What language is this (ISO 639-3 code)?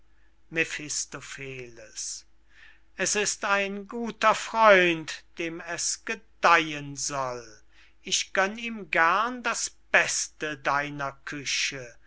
deu